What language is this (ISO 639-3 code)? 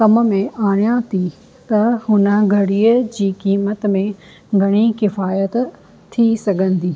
snd